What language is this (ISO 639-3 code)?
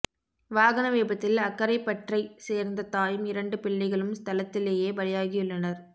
tam